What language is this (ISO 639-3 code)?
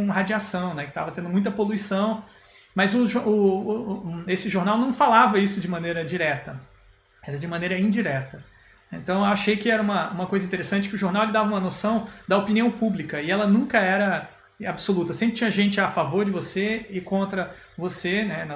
por